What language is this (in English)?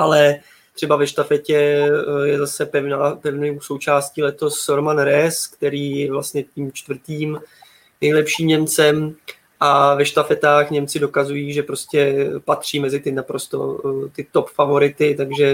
Czech